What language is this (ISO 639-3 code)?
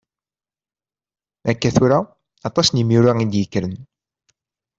kab